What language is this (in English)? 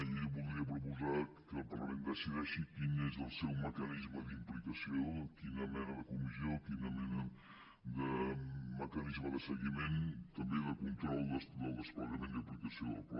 Catalan